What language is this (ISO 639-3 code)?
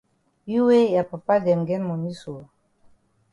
wes